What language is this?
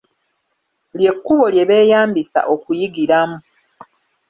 Ganda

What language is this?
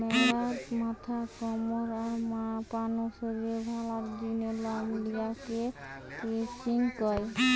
Bangla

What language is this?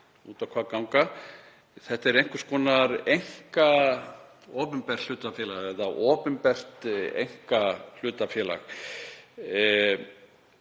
Icelandic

